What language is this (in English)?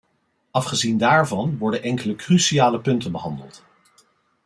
Dutch